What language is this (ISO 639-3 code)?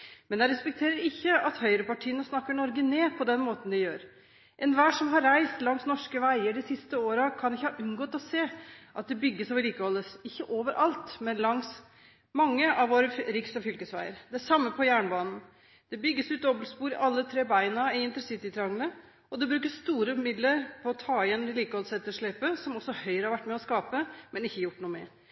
nob